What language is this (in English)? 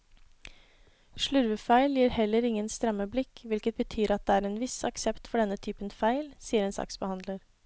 Norwegian